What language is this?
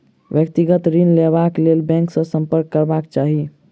Maithili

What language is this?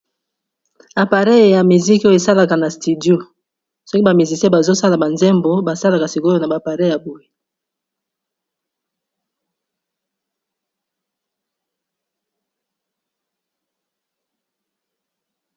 Lingala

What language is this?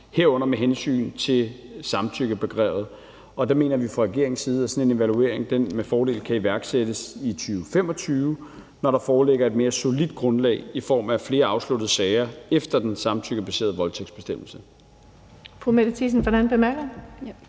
Danish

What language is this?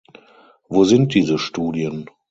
German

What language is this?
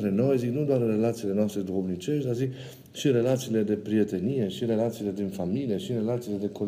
Romanian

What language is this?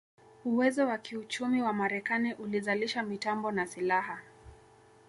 Swahili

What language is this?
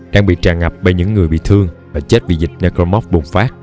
Vietnamese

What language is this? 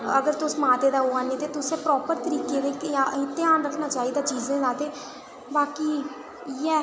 Dogri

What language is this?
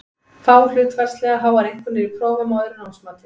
Icelandic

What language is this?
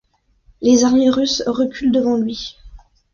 French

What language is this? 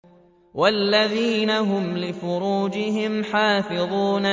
Arabic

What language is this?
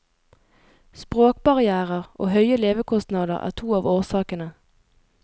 Norwegian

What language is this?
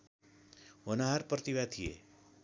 Nepali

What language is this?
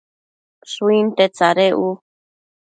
Matsés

